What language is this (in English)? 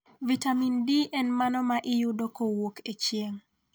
Luo (Kenya and Tanzania)